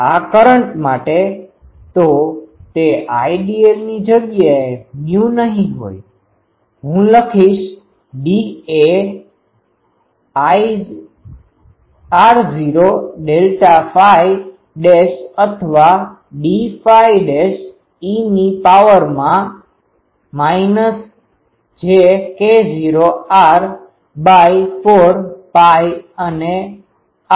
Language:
Gujarati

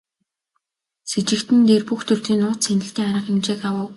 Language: Mongolian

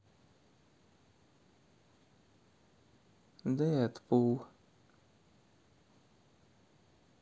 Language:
Russian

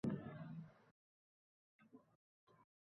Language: Uzbek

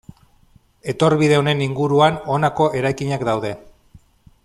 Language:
Basque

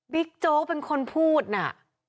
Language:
Thai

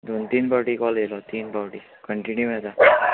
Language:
Konkani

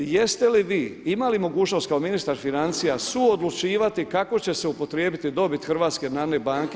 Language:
Croatian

